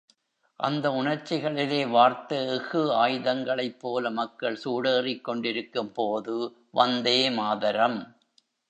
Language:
Tamil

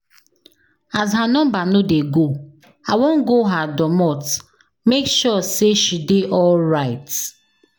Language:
Nigerian Pidgin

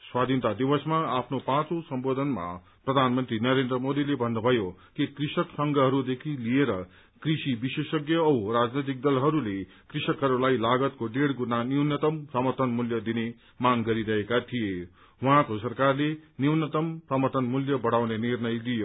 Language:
Nepali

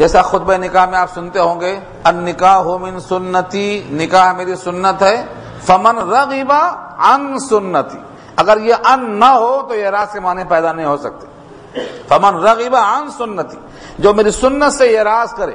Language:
Urdu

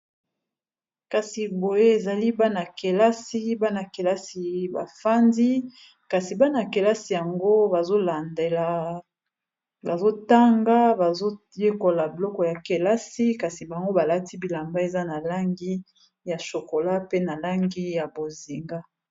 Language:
Lingala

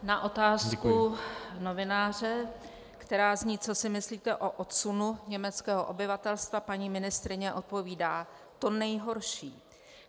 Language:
Czech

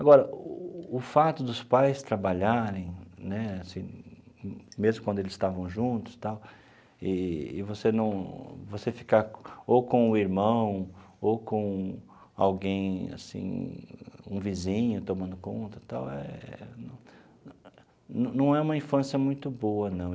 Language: Portuguese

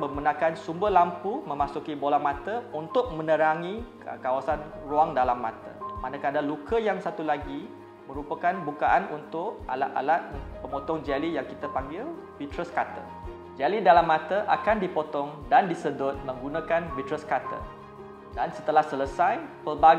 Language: Malay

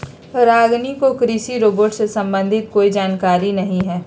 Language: Magahi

